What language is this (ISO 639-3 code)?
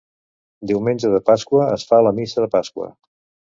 cat